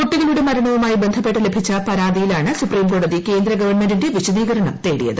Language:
Malayalam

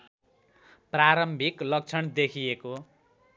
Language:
Nepali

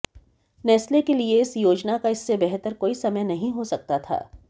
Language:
Hindi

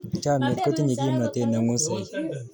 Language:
Kalenjin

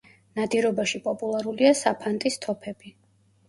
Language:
Georgian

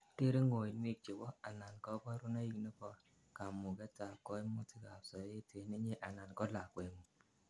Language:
Kalenjin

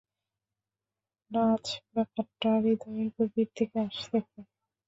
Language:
Bangla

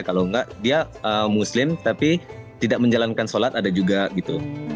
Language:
Indonesian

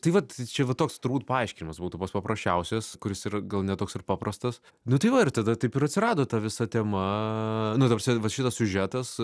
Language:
Lithuanian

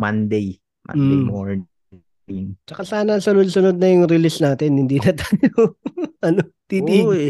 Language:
Filipino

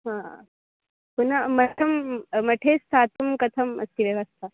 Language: Sanskrit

